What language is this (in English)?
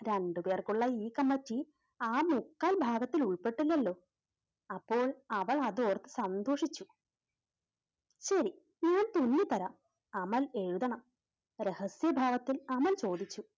Malayalam